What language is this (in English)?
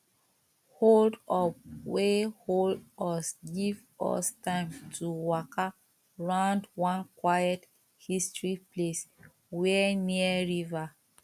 Nigerian Pidgin